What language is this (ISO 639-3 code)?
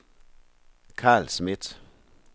dan